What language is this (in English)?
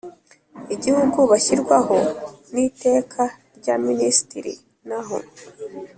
Kinyarwanda